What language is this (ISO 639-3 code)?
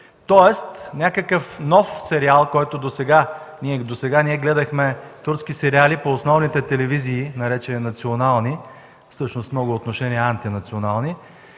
bul